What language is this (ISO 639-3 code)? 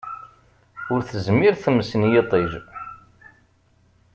kab